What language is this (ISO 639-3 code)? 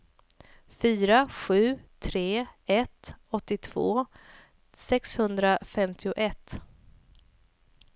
swe